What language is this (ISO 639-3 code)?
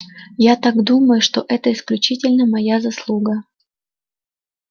rus